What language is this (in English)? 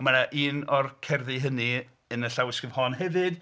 Welsh